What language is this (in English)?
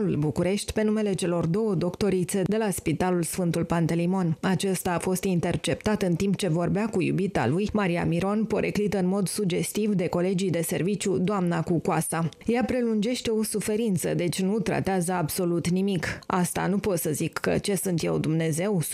Romanian